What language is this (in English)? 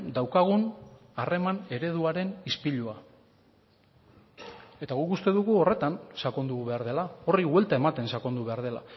Basque